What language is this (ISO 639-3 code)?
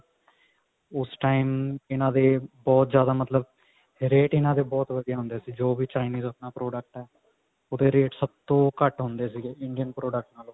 pan